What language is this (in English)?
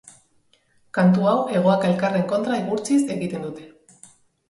Basque